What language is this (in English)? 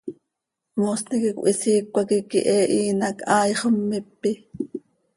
Seri